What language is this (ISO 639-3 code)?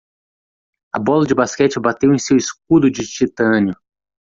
por